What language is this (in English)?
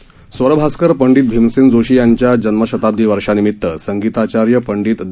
Marathi